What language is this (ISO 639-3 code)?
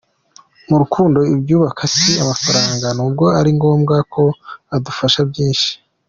kin